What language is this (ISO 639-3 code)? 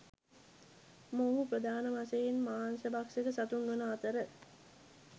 sin